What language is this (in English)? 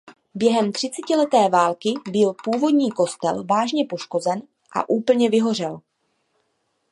Czech